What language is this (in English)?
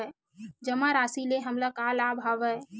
Chhattisgarhi